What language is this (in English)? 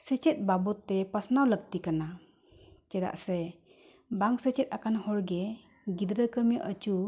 Santali